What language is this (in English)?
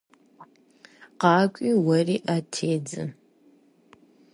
Kabardian